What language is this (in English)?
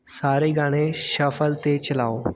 Punjabi